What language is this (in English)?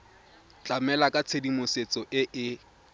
Tswana